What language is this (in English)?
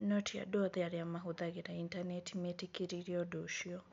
Kikuyu